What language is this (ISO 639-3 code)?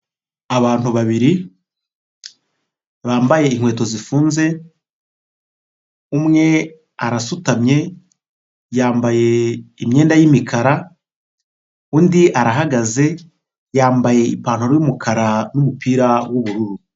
kin